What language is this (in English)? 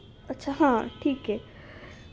Marathi